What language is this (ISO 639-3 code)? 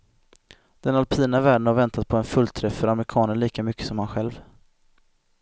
swe